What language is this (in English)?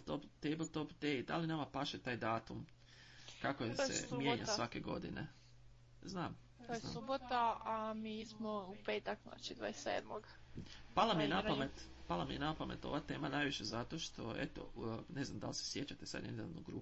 Croatian